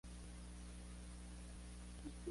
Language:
Spanish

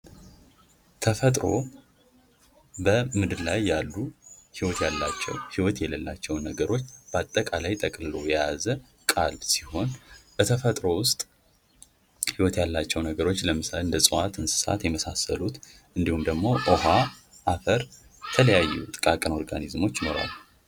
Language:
Amharic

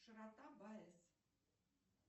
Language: Russian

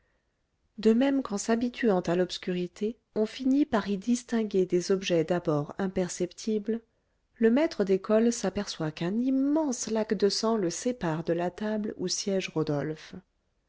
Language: French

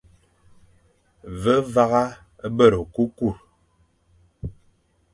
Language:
Fang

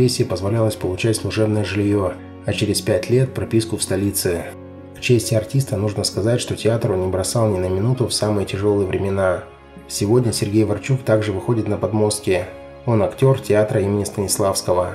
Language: Russian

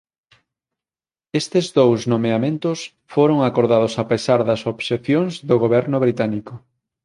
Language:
Galician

